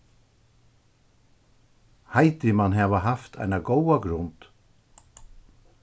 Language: Faroese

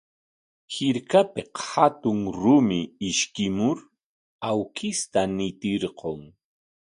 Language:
Corongo Ancash Quechua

